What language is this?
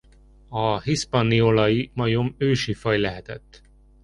Hungarian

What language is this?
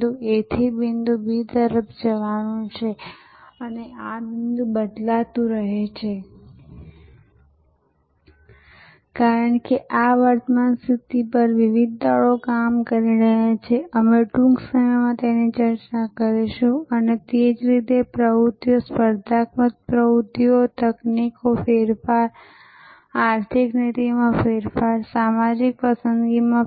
Gujarati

